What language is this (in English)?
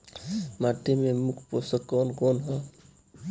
Bhojpuri